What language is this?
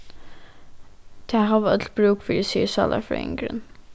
Faroese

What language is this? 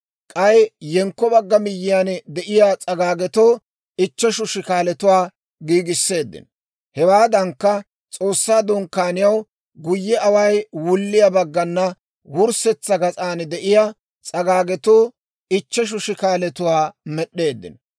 Dawro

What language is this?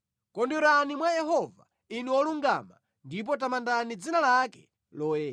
Nyanja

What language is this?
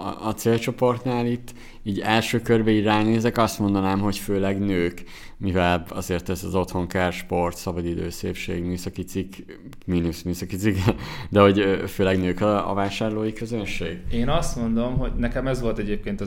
Hungarian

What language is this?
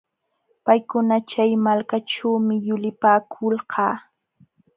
Jauja Wanca Quechua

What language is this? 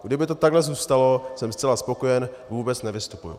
Czech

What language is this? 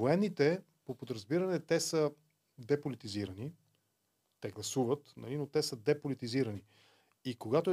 Bulgarian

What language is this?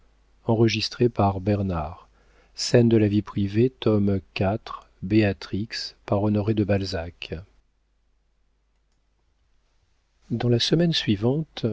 French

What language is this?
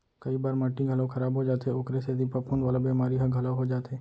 Chhattisgarhi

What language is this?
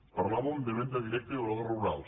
Catalan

